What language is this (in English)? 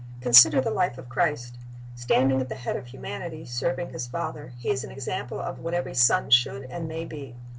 English